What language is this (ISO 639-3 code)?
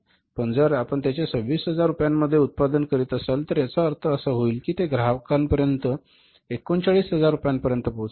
mar